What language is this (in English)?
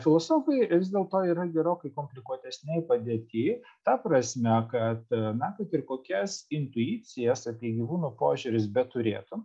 Lithuanian